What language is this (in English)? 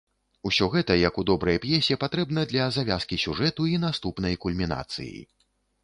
Belarusian